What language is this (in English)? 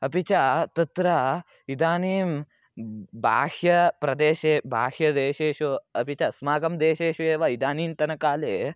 Sanskrit